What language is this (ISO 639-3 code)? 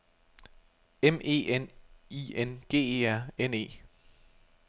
dan